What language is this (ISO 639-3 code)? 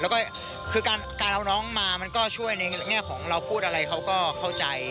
tha